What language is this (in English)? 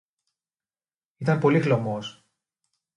Greek